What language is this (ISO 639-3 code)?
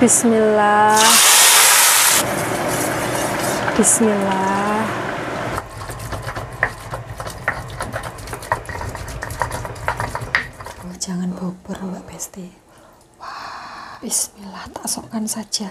ind